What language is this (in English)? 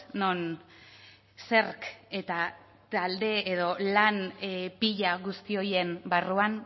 Basque